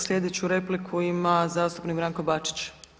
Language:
Croatian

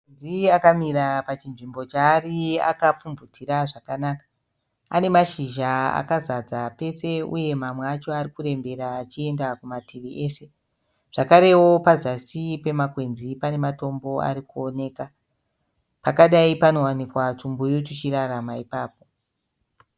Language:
Shona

